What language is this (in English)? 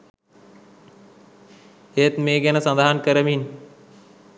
Sinhala